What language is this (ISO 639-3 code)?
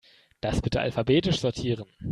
deu